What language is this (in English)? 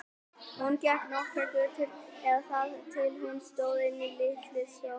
Icelandic